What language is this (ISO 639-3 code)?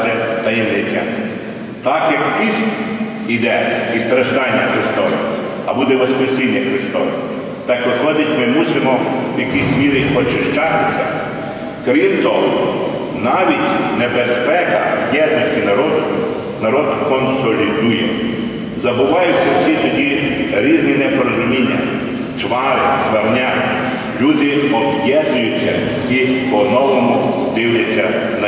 ukr